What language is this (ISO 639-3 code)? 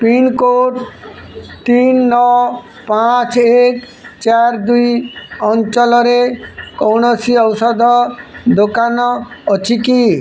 ori